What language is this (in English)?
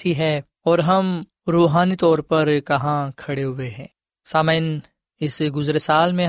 Urdu